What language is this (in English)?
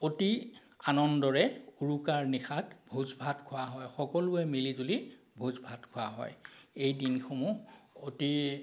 Assamese